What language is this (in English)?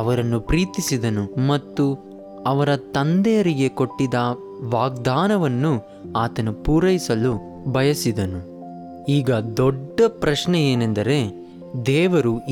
Kannada